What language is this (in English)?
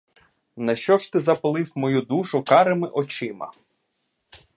Ukrainian